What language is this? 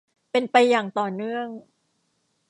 Thai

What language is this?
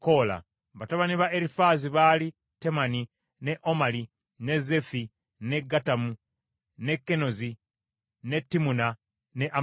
Ganda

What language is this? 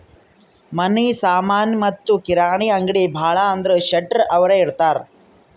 Kannada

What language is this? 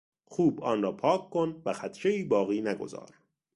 Persian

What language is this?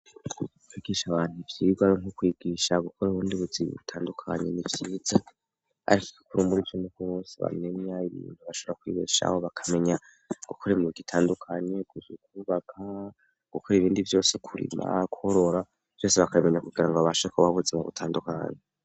Rundi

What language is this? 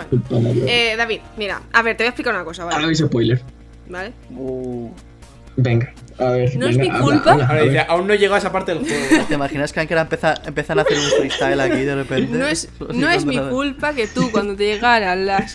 Spanish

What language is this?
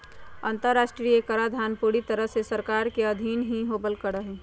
Magahi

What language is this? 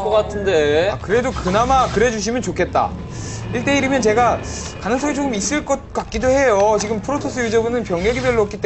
Korean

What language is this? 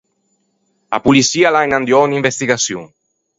Ligurian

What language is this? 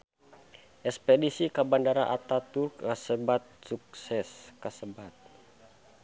Sundanese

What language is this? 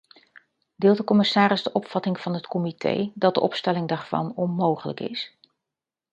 Dutch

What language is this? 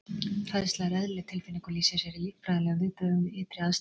Icelandic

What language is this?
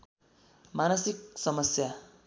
Nepali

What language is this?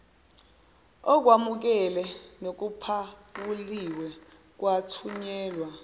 Zulu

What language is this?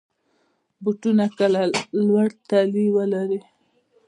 Pashto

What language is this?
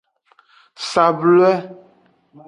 Aja (Benin)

